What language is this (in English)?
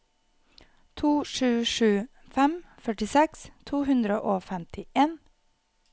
Norwegian